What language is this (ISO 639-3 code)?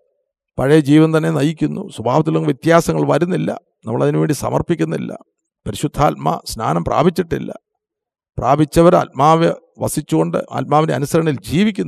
mal